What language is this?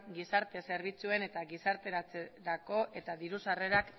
Basque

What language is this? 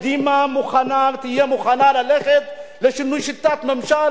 Hebrew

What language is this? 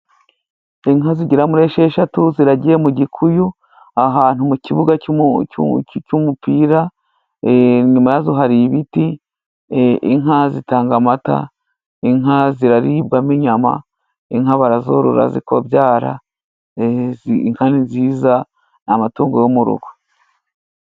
Kinyarwanda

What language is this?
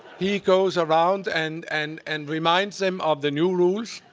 English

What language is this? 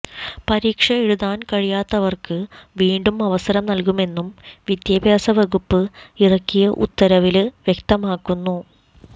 Malayalam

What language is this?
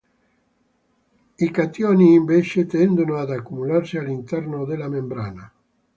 Italian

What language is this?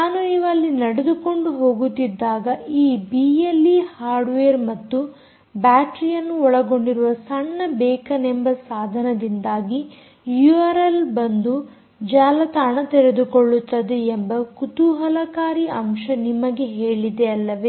Kannada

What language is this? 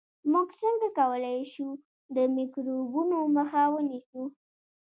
Pashto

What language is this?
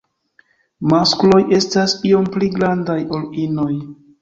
Esperanto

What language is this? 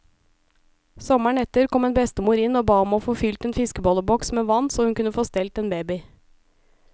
Norwegian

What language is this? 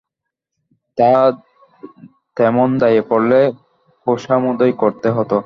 Bangla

